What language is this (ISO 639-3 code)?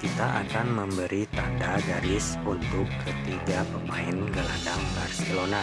ind